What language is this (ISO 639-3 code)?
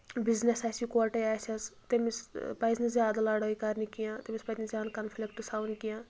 kas